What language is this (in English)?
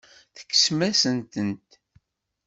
Kabyle